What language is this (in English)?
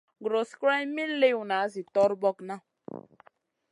Masana